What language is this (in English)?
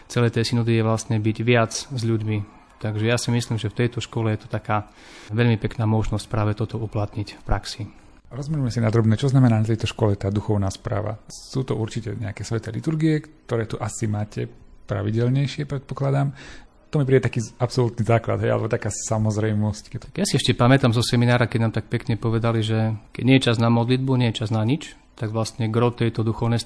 Slovak